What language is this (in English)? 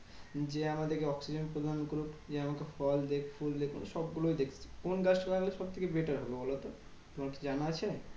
Bangla